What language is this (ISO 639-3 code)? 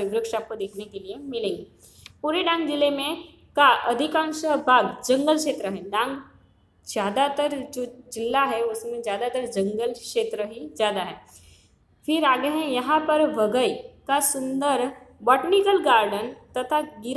hin